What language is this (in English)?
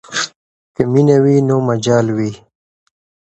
Pashto